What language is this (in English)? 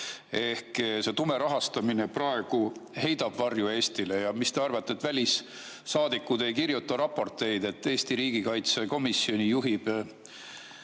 Estonian